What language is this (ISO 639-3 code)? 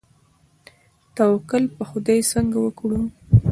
pus